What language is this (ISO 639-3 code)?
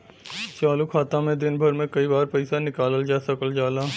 bho